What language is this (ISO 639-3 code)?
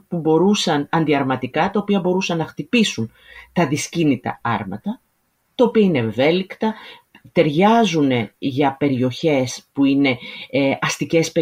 ell